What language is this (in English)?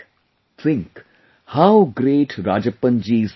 English